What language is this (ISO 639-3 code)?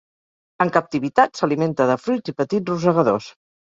cat